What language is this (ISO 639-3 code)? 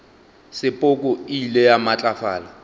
nso